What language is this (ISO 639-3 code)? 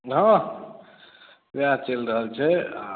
mai